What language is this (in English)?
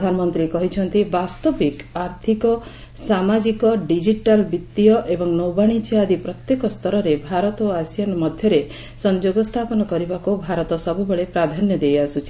Odia